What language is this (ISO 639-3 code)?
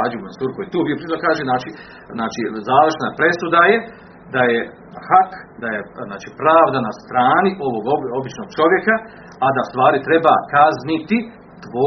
hrv